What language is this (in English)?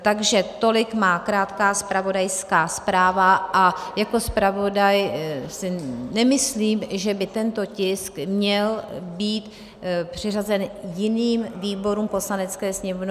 Czech